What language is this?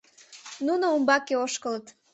Mari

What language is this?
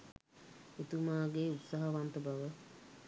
Sinhala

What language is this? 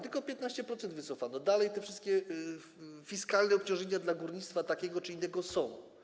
Polish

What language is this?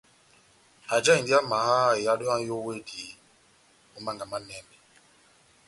Batanga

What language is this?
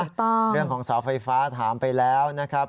Thai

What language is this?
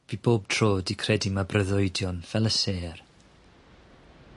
Welsh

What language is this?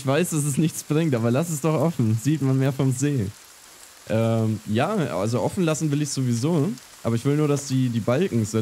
German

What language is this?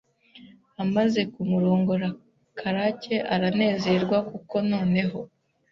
Kinyarwanda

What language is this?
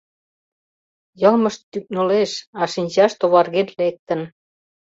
Mari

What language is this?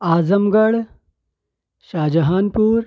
Urdu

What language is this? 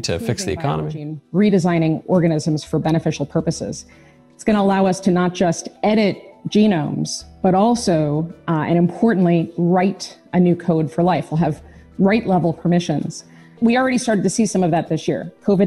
English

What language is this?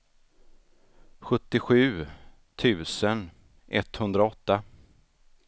Swedish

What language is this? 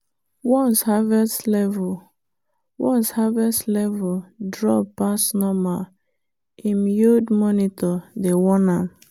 Nigerian Pidgin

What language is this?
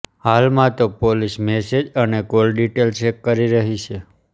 Gujarati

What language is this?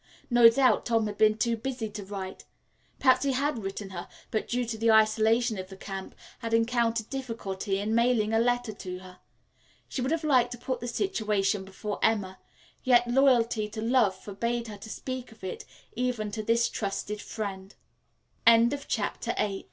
English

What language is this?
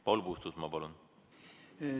Estonian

